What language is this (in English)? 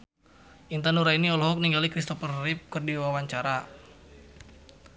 Sundanese